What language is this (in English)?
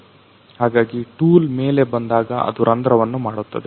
Kannada